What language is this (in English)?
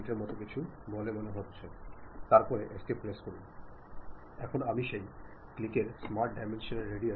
Malayalam